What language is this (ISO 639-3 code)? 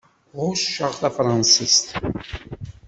kab